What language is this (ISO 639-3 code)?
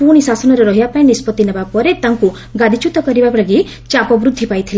ori